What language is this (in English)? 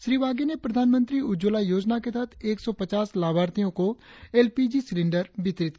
Hindi